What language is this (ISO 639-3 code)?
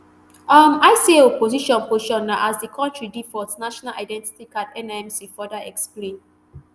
pcm